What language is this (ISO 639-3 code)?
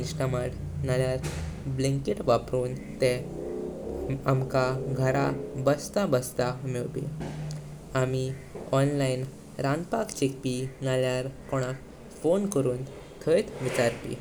kok